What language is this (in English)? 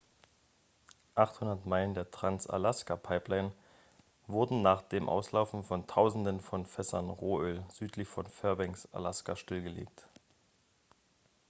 German